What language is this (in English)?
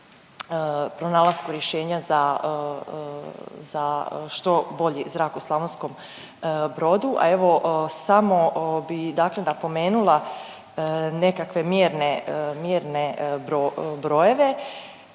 Croatian